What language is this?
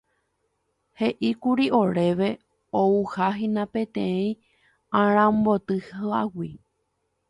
Guarani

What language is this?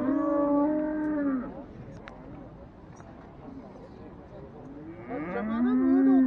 Turkish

